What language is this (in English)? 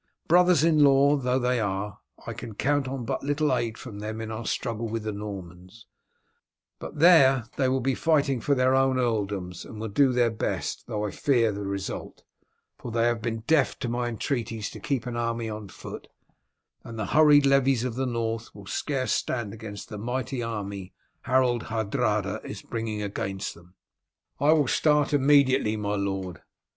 English